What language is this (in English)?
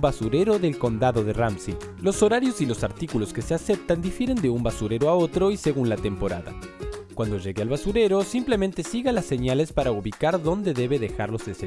Spanish